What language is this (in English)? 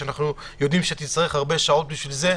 Hebrew